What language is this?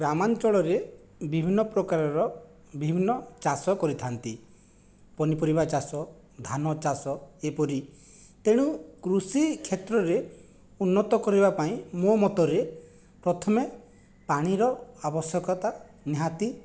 Odia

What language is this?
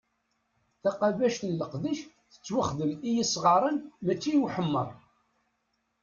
Kabyle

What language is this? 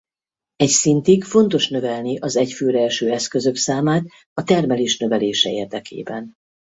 Hungarian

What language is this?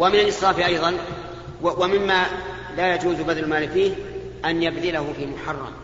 Arabic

